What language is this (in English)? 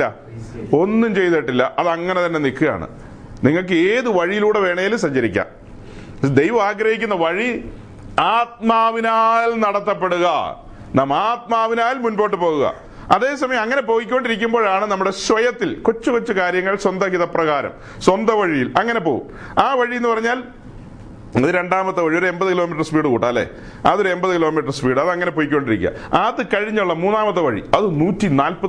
Malayalam